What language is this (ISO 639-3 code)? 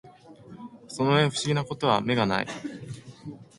jpn